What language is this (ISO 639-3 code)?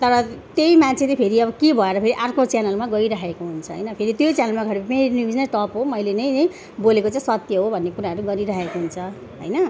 nep